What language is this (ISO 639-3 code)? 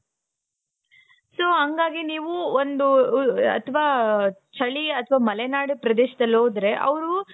kan